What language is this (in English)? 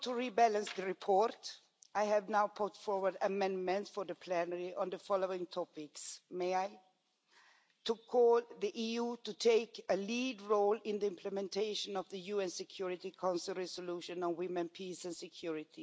English